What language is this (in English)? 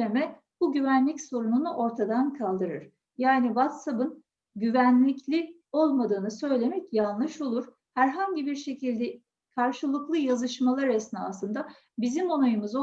Turkish